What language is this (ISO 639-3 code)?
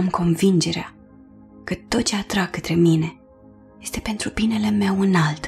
ron